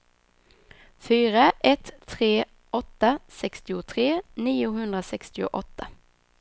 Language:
Swedish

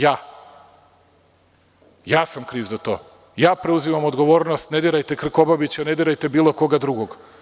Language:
Serbian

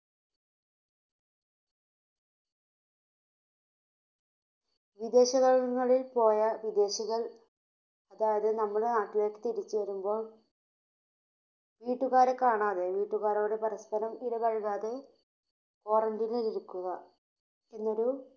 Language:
Malayalam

